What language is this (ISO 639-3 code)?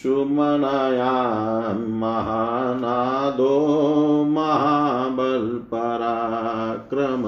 hin